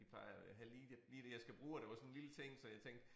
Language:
Danish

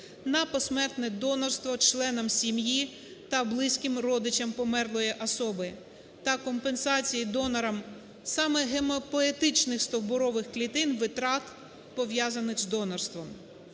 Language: Ukrainian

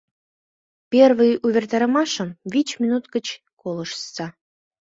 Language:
Mari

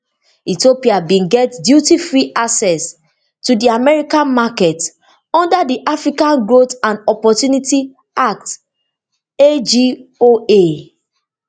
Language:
Nigerian Pidgin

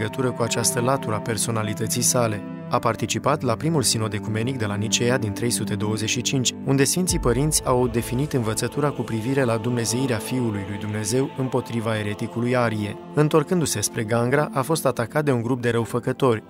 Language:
Romanian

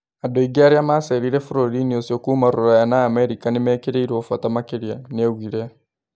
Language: Kikuyu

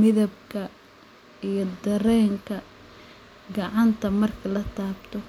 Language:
Somali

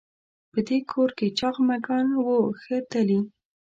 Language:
Pashto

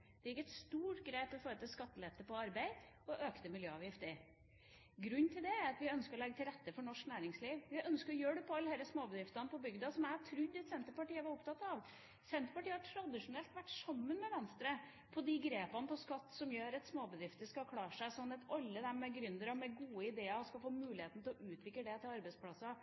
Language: Norwegian Bokmål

